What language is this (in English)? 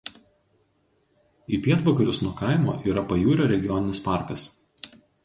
Lithuanian